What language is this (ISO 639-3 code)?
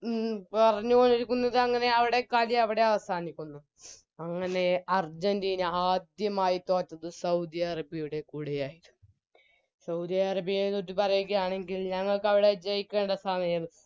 mal